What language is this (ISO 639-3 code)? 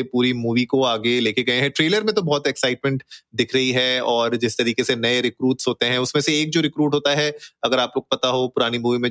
hin